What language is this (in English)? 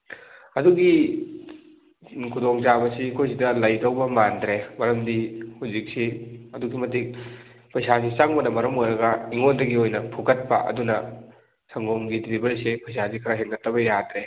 Manipuri